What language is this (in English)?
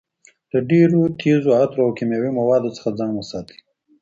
Pashto